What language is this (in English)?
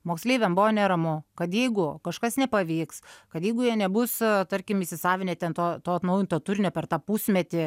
Lithuanian